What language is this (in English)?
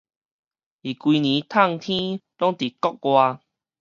Min Nan Chinese